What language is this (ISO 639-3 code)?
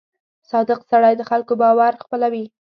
pus